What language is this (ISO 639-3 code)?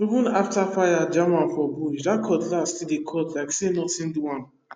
pcm